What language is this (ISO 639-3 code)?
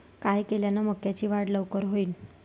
mar